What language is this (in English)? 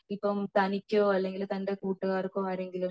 Malayalam